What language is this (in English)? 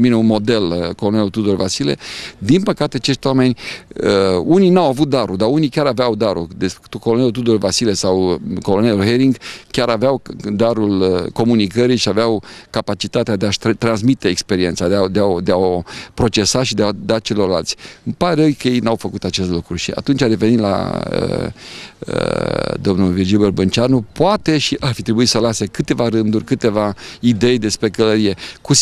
Romanian